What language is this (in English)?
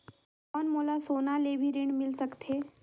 Chhattisgarhi